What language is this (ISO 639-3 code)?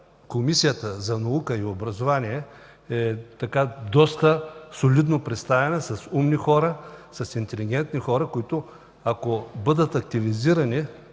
bul